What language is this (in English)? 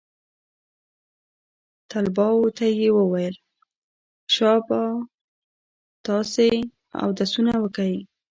Pashto